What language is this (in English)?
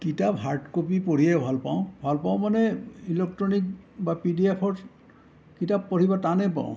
Assamese